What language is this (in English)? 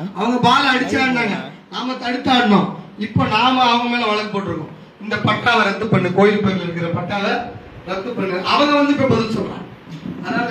Tamil